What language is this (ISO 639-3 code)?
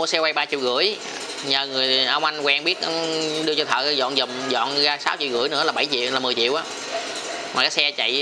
vie